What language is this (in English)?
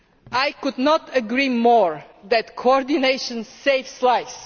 English